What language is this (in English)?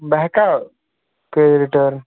Kashmiri